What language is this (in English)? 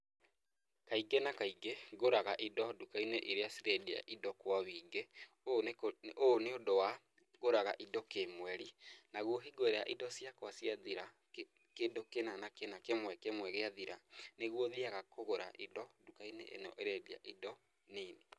Kikuyu